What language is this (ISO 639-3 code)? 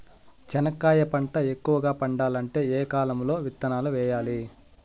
tel